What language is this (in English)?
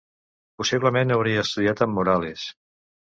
Catalan